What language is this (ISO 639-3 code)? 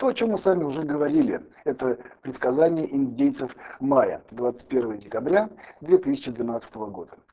rus